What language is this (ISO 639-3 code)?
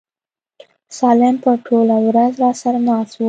pus